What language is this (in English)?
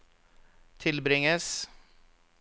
Norwegian